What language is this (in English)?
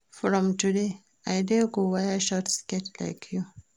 Nigerian Pidgin